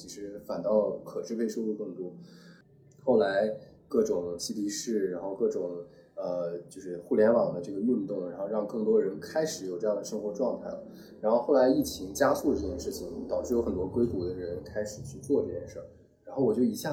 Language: Chinese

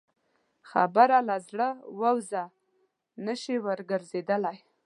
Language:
Pashto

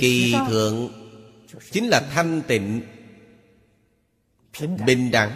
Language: Vietnamese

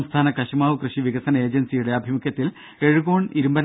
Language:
Malayalam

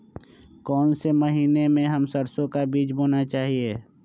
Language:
Magahi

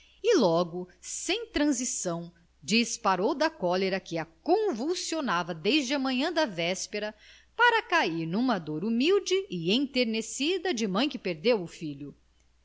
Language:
Portuguese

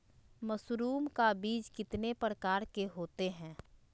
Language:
Magahi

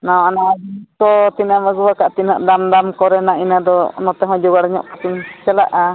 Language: Santali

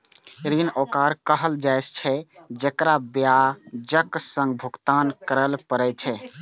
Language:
Maithili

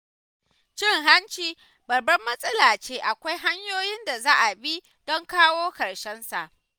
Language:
Hausa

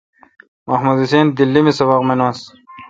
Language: Kalkoti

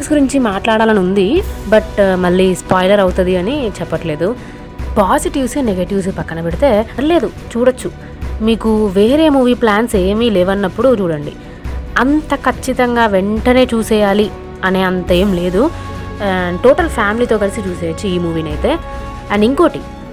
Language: Telugu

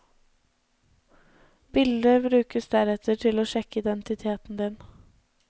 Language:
Norwegian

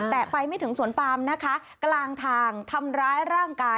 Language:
Thai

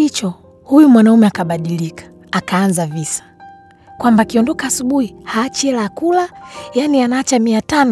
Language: Swahili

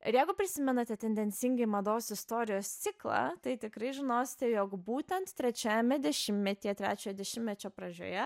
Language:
Lithuanian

